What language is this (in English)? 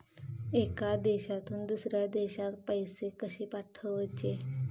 Marathi